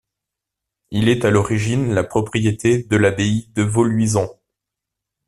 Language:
French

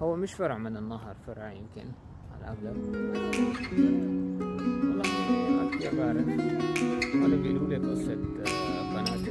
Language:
Arabic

